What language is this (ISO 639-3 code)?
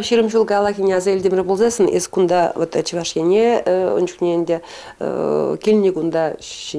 rus